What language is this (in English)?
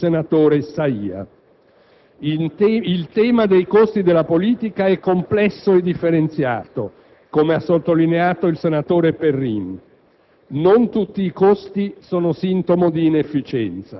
Italian